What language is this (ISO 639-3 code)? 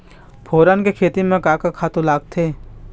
hne